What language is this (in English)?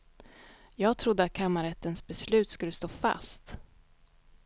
Swedish